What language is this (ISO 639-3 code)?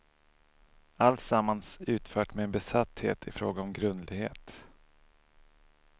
swe